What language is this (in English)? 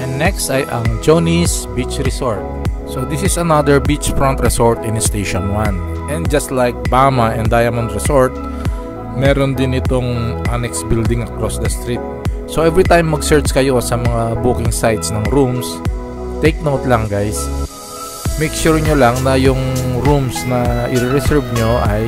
Filipino